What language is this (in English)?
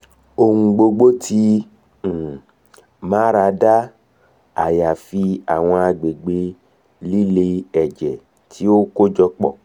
Yoruba